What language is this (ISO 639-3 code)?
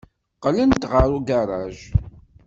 kab